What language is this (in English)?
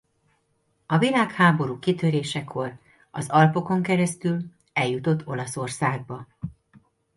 Hungarian